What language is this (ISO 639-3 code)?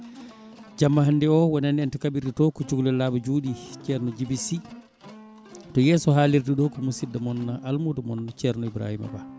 ful